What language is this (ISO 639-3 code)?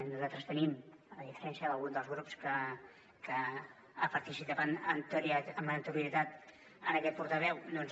cat